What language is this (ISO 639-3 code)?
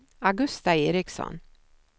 swe